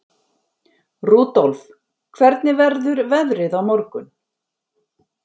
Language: Icelandic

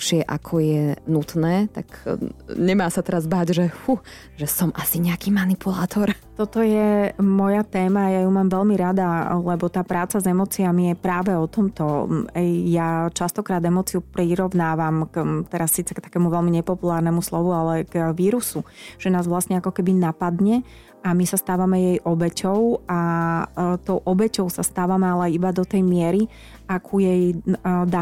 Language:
Slovak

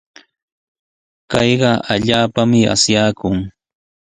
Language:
Sihuas Ancash Quechua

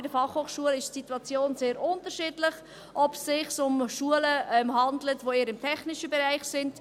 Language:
Swiss German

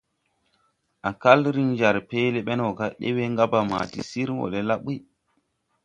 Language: Tupuri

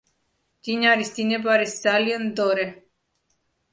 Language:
Georgian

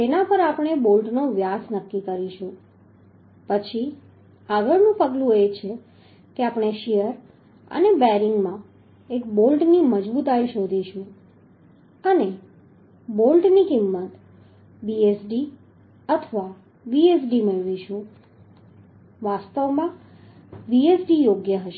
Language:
Gujarati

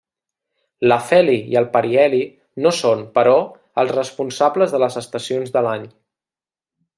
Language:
Catalan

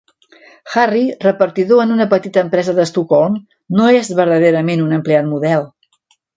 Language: Catalan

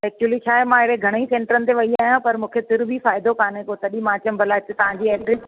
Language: Sindhi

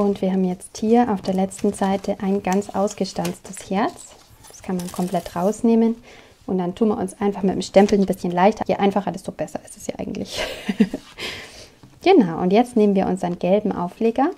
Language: German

